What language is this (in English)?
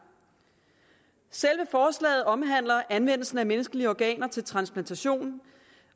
Danish